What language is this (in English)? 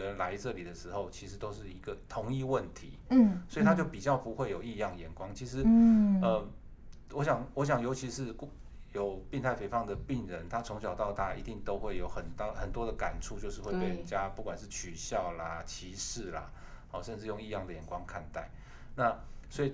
Chinese